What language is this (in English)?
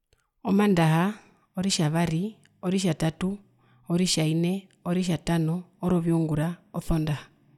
Herero